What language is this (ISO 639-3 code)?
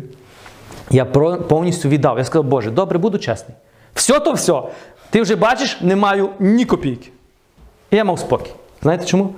ukr